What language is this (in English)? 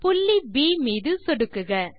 Tamil